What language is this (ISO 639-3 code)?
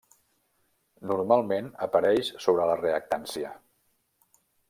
cat